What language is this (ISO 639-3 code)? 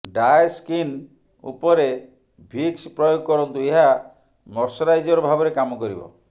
ori